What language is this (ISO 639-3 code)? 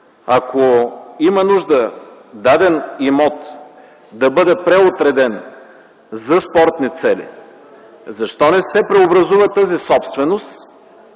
bul